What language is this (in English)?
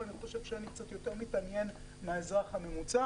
Hebrew